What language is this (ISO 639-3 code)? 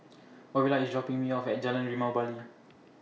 eng